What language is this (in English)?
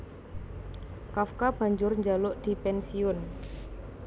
Javanese